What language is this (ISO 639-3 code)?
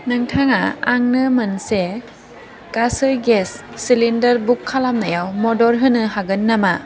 brx